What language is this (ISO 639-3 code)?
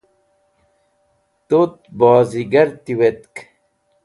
wbl